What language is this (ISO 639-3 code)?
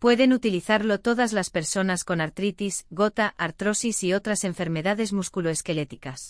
spa